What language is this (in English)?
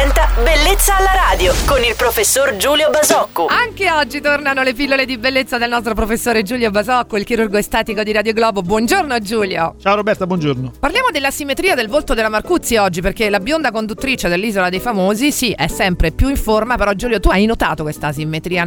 Italian